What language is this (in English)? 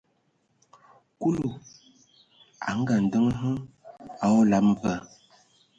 Ewondo